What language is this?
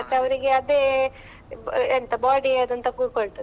Kannada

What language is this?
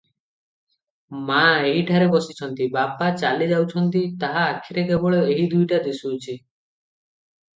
Odia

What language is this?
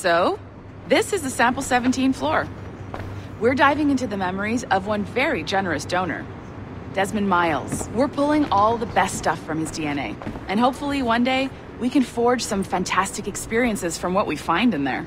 English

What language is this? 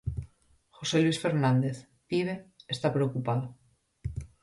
Galician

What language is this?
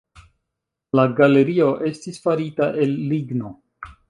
Esperanto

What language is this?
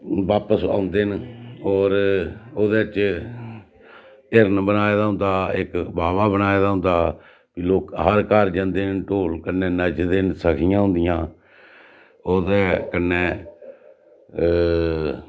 Dogri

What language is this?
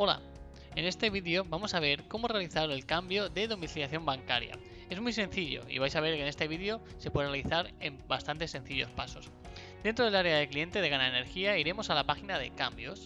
Spanish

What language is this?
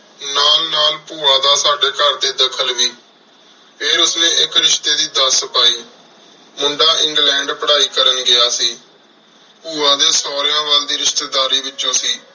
Punjabi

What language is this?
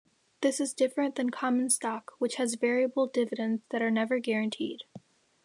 English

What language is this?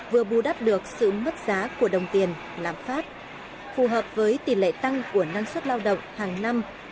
Vietnamese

